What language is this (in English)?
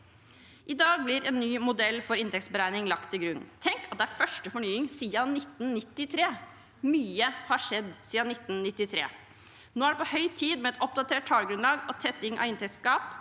Norwegian